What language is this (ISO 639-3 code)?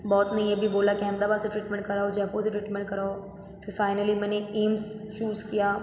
hin